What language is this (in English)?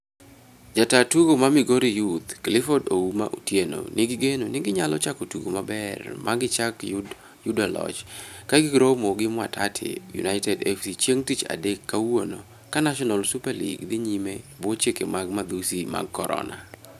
Luo (Kenya and Tanzania)